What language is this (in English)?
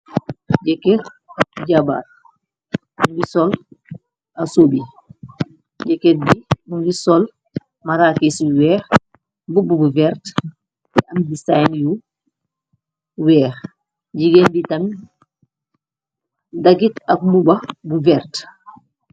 Wolof